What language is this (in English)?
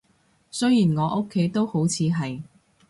Cantonese